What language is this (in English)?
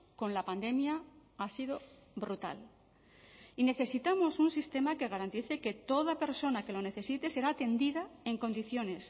Spanish